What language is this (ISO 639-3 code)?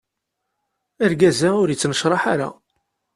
kab